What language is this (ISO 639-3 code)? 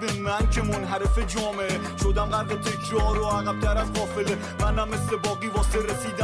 fas